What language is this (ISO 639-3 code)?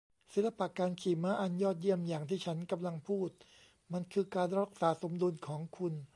tha